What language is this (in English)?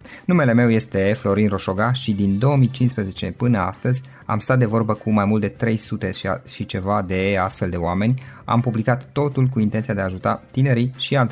Romanian